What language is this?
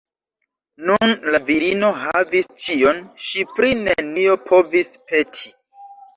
Esperanto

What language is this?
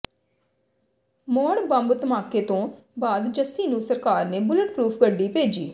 Punjabi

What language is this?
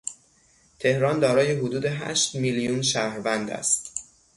Persian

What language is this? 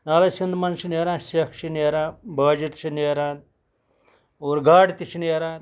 Kashmiri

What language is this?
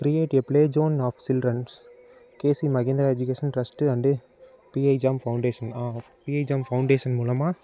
Tamil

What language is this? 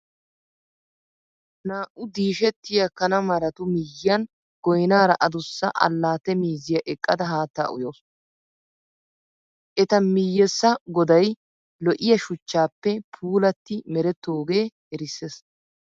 Wolaytta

